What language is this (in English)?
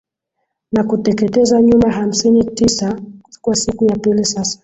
Swahili